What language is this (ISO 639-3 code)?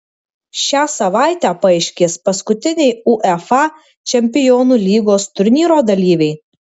lit